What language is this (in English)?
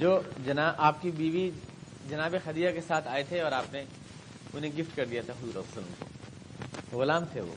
Urdu